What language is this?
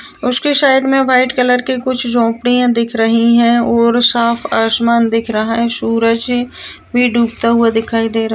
Marwari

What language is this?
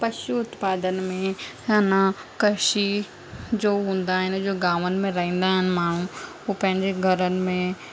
Sindhi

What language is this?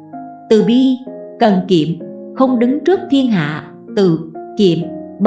Vietnamese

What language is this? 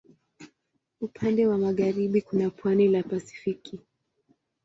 Swahili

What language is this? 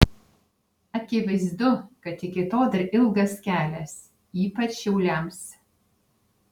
Lithuanian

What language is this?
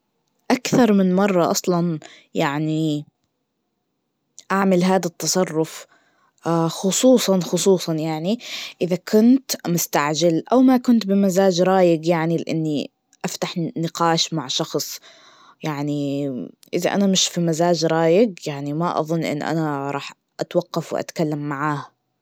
Najdi Arabic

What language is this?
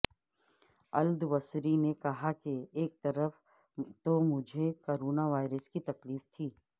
Urdu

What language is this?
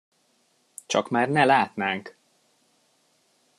Hungarian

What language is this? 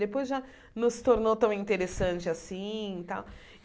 Portuguese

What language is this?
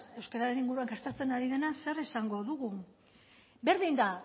Basque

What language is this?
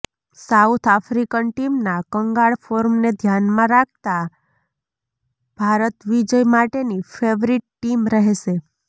Gujarati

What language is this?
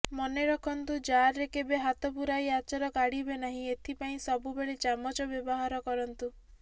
Odia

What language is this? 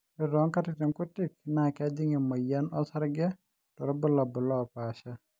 Masai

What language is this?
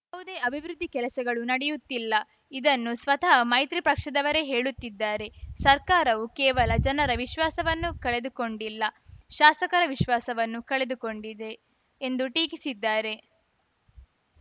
Kannada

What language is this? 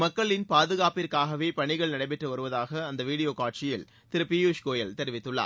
Tamil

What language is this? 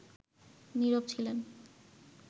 Bangla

